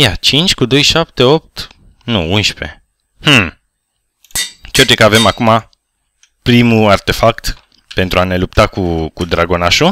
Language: Romanian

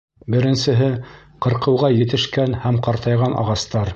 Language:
Bashkir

